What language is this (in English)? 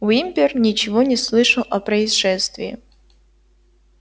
Russian